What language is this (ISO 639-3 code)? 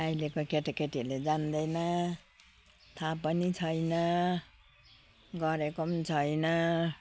nep